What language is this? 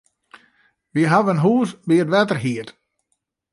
Western Frisian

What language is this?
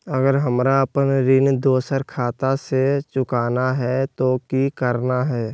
Magahi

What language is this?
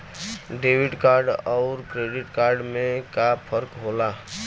Bhojpuri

